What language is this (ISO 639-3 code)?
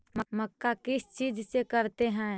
mag